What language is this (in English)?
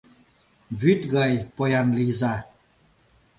Mari